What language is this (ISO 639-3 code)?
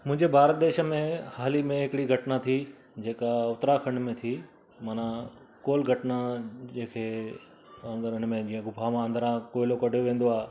snd